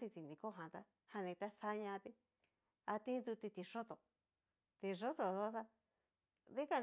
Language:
Cacaloxtepec Mixtec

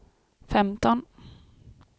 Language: Swedish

